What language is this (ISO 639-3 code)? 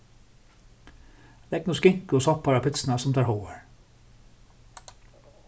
fao